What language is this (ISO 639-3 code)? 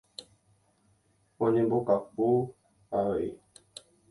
grn